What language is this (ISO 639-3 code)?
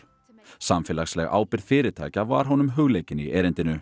isl